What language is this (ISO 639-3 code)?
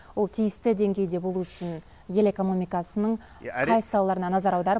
kaz